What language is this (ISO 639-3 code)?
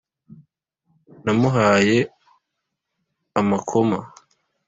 kin